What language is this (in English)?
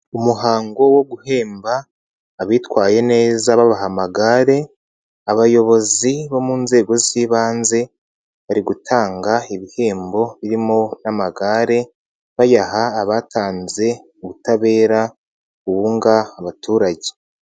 Kinyarwanda